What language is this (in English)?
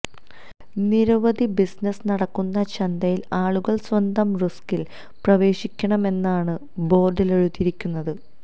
Malayalam